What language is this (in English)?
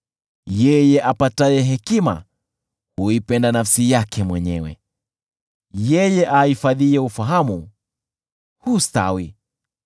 Swahili